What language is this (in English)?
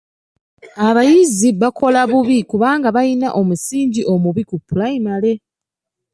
Ganda